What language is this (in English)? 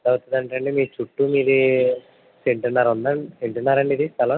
Telugu